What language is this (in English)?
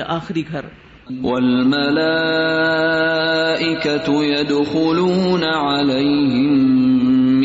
Urdu